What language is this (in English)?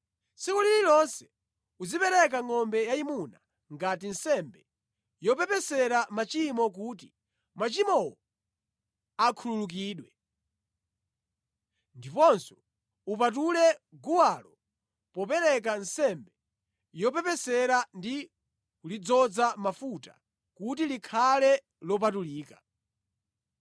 Nyanja